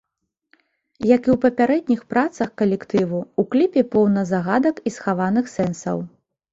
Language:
Belarusian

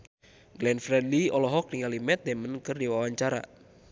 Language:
Sundanese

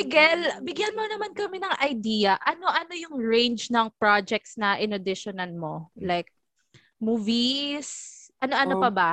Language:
Filipino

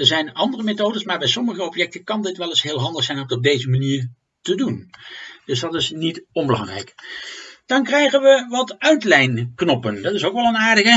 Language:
Dutch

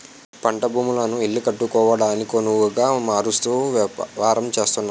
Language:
Telugu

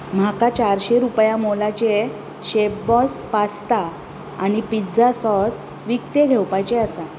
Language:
Konkani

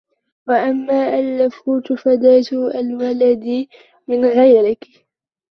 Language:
Arabic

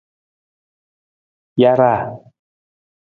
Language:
Nawdm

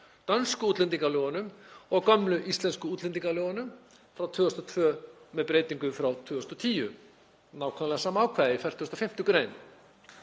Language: Icelandic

